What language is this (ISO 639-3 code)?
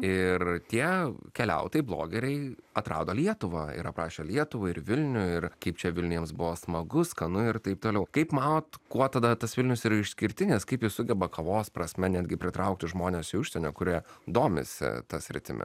lit